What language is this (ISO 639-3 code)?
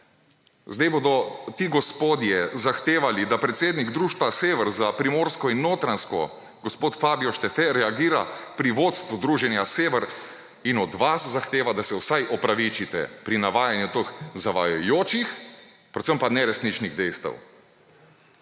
slv